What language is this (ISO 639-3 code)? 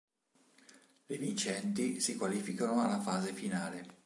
ita